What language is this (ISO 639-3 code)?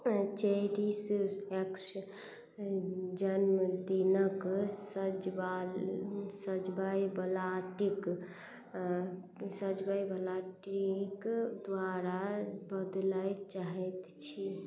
mai